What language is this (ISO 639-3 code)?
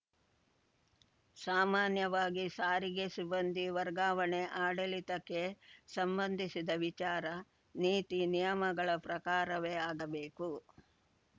kan